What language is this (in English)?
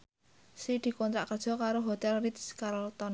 Javanese